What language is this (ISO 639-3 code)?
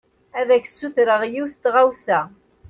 kab